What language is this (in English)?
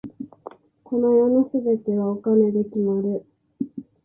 Japanese